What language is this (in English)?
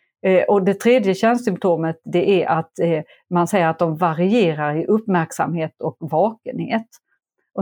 Swedish